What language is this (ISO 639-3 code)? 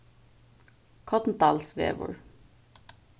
fao